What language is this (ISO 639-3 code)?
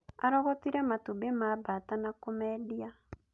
kik